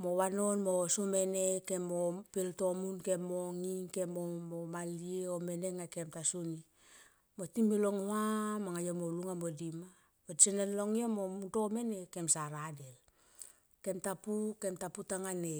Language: Tomoip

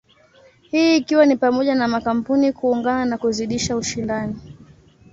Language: Swahili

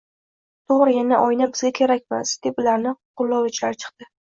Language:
Uzbek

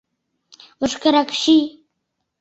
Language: Mari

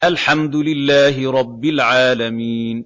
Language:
Arabic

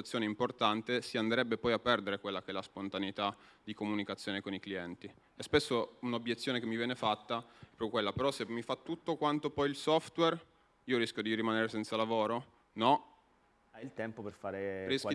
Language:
Italian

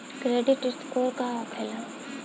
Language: Bhojpuri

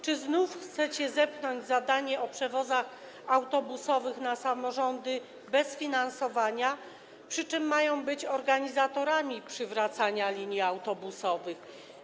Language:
Polish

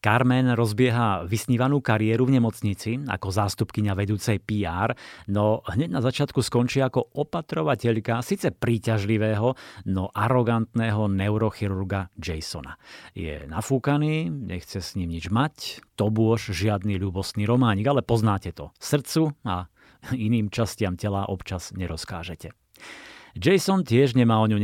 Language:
Slovak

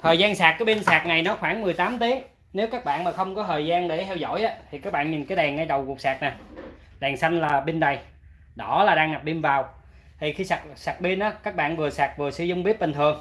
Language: Vietnamese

